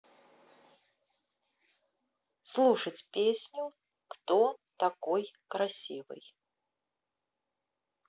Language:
Russian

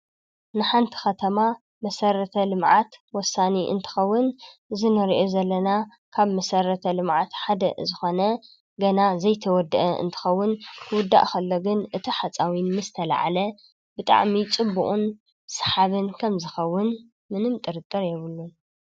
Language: Tigrinya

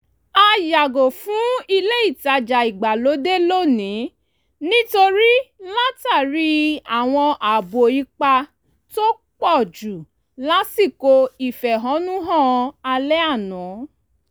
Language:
Yoruba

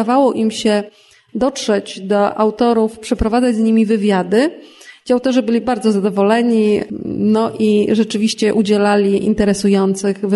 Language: Polish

